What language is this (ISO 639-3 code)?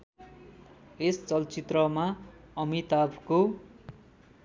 nep